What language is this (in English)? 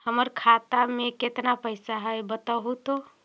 Magahi